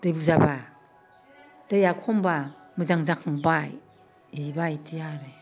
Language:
Bodo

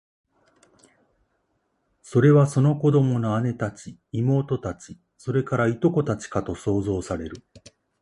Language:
Japanese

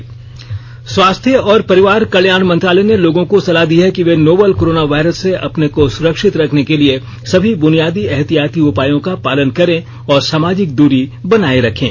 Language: Hindi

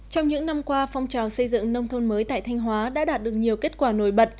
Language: Vietnamese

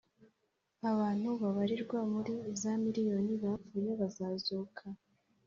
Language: Kinyarwanda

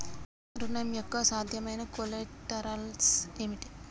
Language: Telugu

